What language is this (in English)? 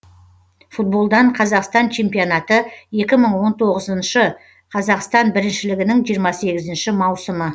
Kazakh